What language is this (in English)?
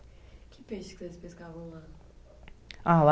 Portuguese